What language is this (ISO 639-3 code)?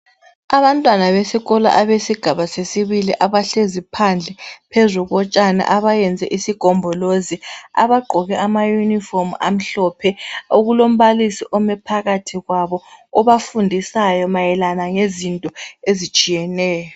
nde